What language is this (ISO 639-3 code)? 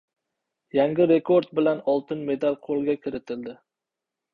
uzb